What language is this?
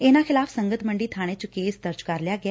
Punjabi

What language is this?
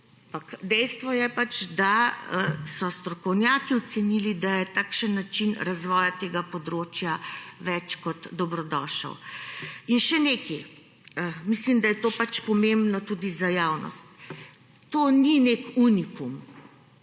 Slovenian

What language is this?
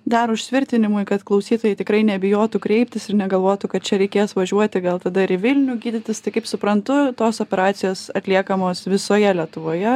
Lithuanian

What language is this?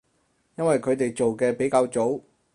Cantonese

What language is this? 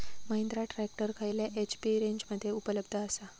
Marathi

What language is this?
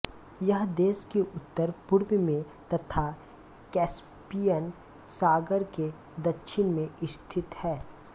Hindi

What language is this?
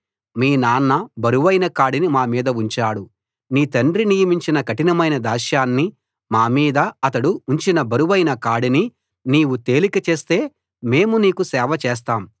Telugu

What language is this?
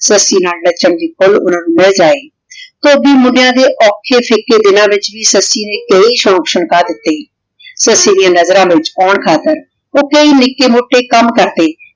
Punjabi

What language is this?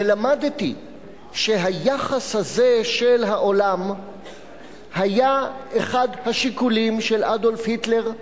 Hebrew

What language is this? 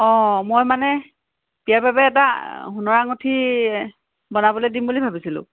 Assamese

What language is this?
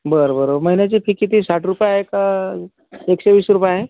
Marathi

